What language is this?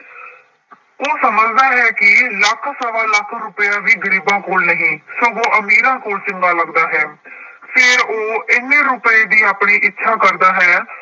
Punjabi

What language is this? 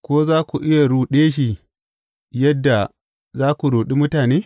Hausa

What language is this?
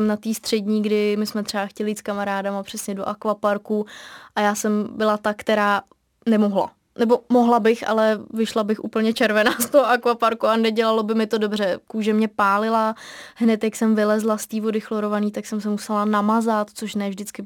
Czech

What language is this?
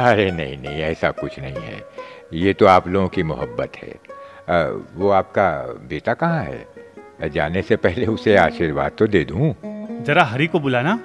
Hindi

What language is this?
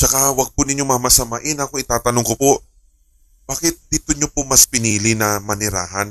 Filipino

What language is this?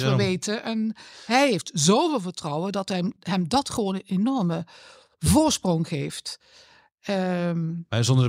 Dutch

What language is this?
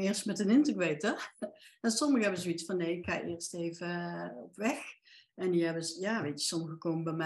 Dutch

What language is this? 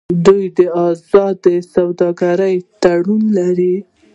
Pashto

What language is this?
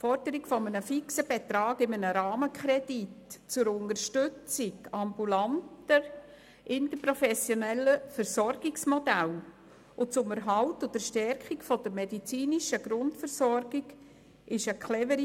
Swiss German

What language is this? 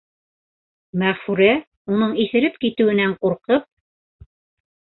Bashkir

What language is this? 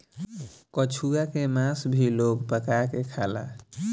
Bhojpuri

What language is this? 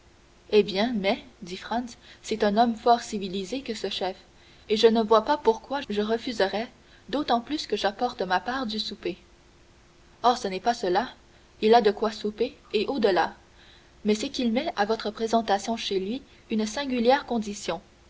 French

